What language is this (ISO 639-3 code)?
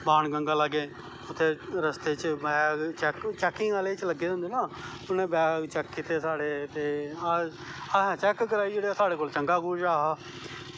doi